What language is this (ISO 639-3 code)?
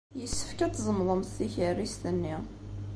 kab